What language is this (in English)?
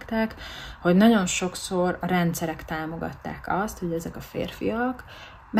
Hungarian